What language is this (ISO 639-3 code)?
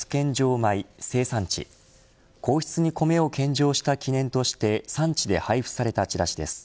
jpn